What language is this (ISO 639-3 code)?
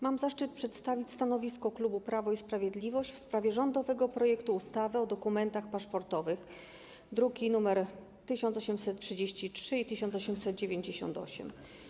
pol